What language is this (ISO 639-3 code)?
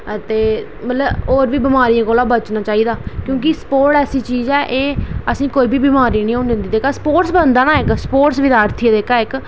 doi